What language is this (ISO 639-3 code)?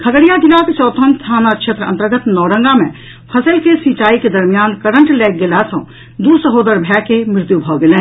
mai